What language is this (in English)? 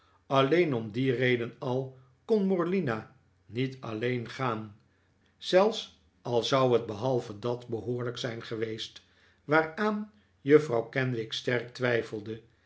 Dutch